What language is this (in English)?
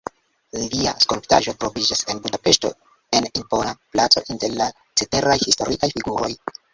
Esperanto